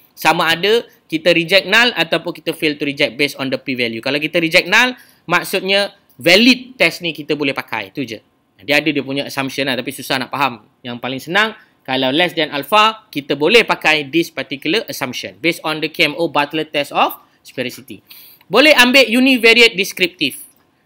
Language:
Malay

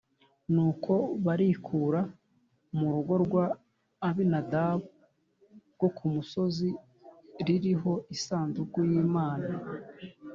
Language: Kinyarwanda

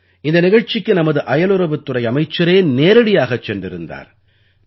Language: Tamil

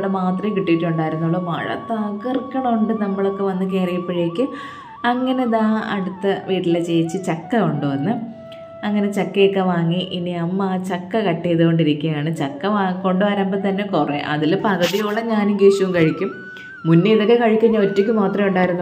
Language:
Malayalam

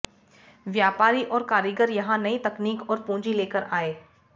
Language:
Hindi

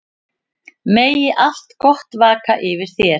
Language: Icelandic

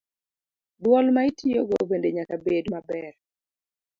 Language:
Luo (Kenya and Tanzania)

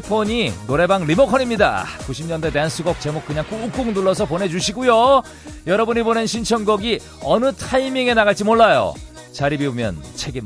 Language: Korean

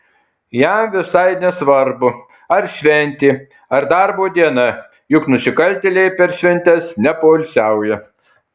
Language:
Lithuanian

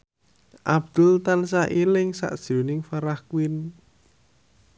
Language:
Javanese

